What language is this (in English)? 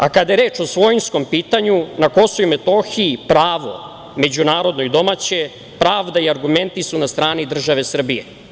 Serbian